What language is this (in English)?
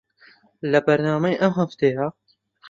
Central Kurdish